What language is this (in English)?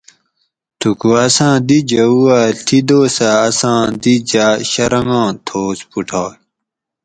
Gawri